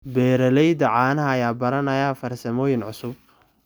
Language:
Somali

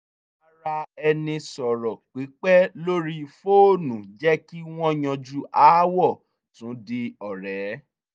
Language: Yoruba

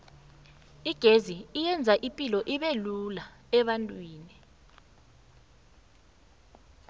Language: South Ndebele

